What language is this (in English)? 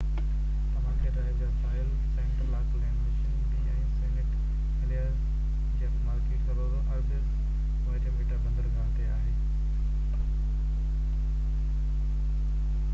Sindhi